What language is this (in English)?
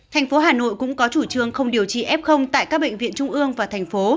Vietnamese